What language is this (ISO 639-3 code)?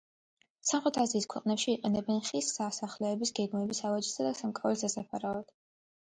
kat